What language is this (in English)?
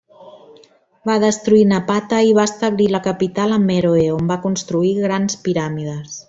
Catalan